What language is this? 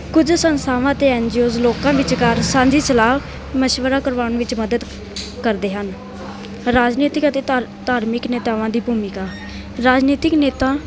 Punjabi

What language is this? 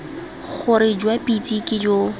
Tswana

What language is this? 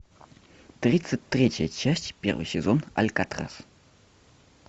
Russian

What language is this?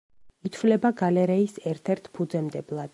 Georgian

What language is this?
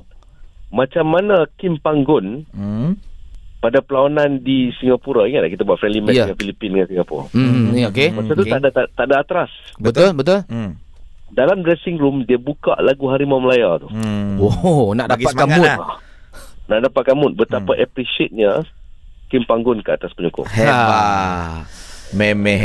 Malay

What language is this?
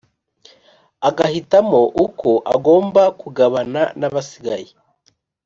Kinyarwanda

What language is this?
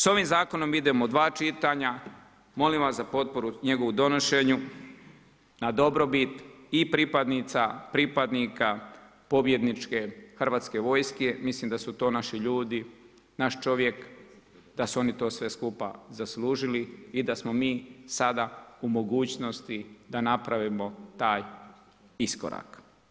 Croatian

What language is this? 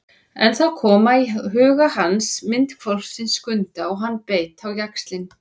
Icelandic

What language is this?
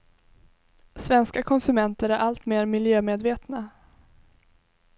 Swedish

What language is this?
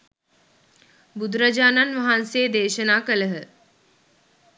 Sinhala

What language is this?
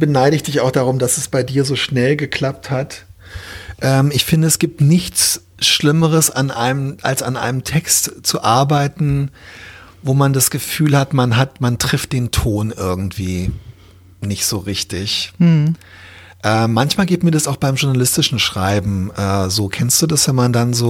German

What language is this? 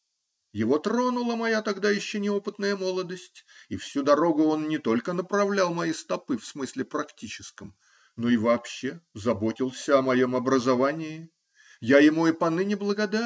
Russian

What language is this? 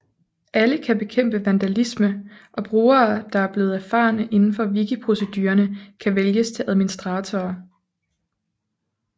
Danish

